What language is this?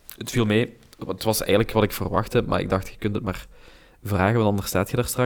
Dutch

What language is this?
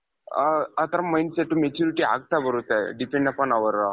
Kannada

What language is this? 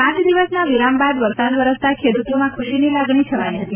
Gujarati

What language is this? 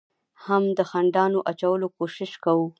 Pashto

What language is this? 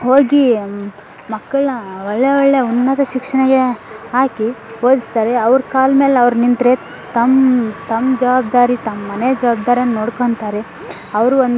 Kannada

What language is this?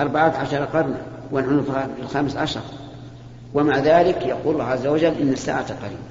Arabic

